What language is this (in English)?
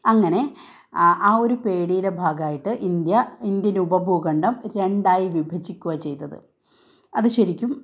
Malayalam